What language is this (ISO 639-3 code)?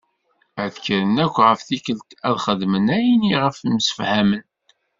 kab